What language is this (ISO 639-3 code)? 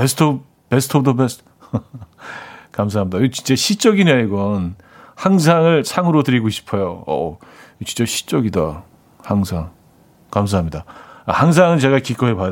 kor